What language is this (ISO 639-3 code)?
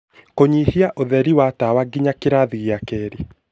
kik